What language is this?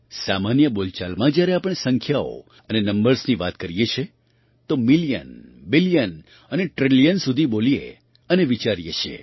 Gujarati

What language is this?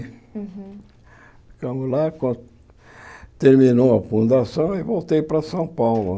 Portuguese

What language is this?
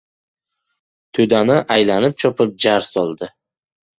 Uzbek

